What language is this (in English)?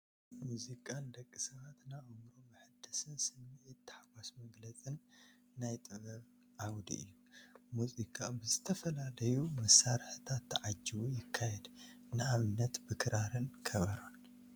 Tigrinya